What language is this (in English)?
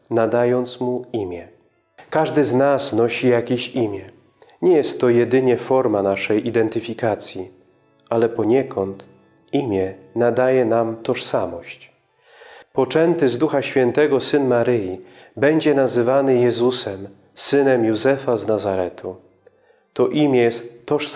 Polish